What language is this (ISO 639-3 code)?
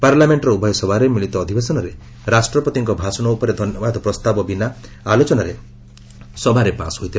ori